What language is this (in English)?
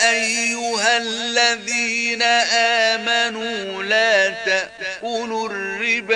Arabic